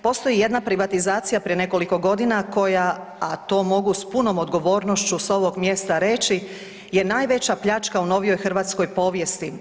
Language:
Croatian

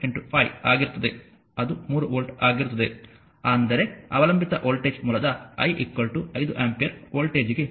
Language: Kannada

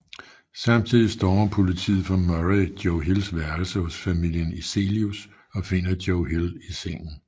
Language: Danish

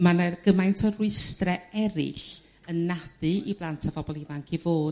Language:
Welsh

